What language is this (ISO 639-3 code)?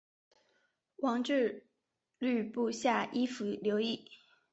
zho